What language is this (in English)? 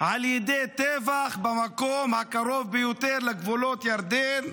Hebrew